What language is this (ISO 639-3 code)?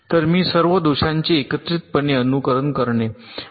mar